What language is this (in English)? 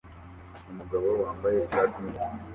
Kinyarwanda